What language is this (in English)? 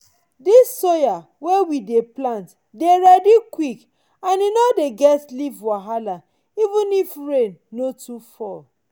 Nigerian Pidgin